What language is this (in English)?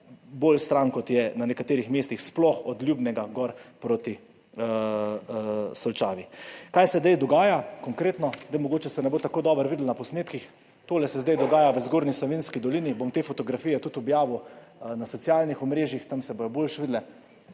Slovenian